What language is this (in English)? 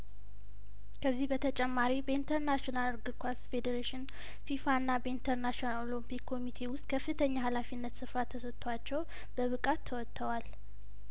Amharic